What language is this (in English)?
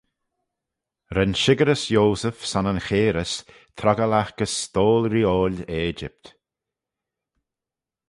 Manx